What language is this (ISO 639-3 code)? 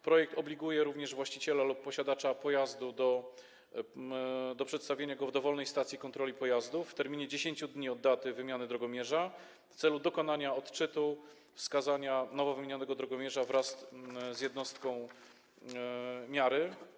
pol